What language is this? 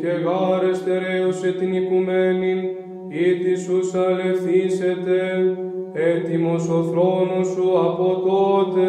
Greek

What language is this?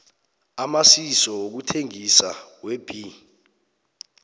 South Ndebele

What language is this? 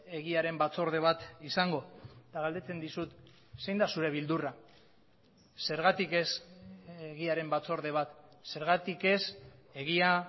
Basque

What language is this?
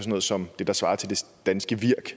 Danish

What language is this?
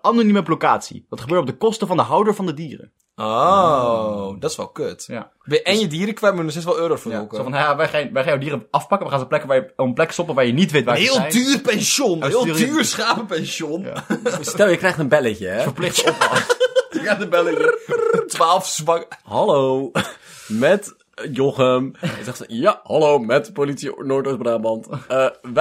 Dutch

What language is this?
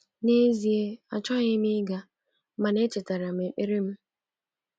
Igbo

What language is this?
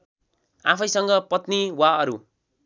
Nepali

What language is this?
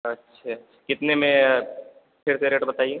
Hindi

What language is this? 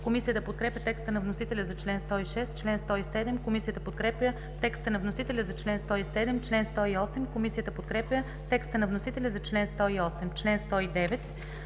Bulgarian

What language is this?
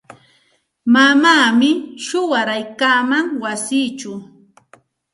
Santa Ana de Tusi Pasco Quechua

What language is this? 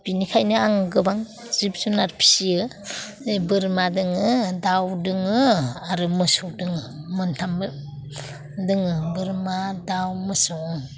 Bodo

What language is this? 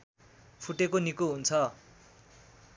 Nepali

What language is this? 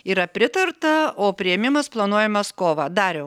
Lithuanian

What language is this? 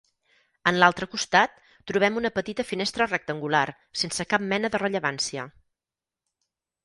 Catalan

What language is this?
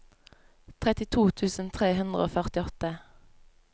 Norwegian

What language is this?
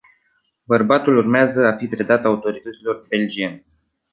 Romanian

